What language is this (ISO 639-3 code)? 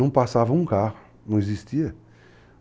por